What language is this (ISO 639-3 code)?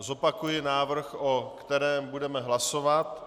ces